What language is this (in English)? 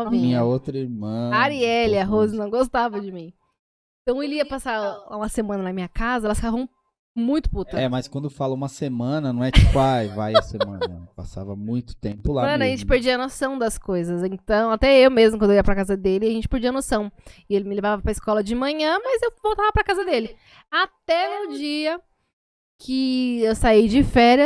Portuguese